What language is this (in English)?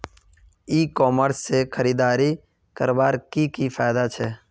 Magahi